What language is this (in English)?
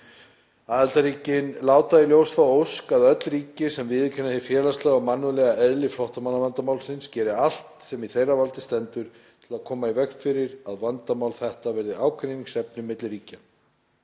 Icelandic